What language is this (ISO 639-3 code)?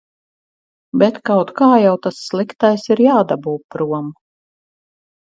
lav